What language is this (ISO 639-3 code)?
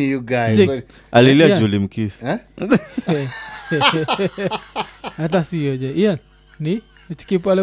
swa